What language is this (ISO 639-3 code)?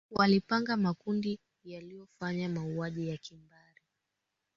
swa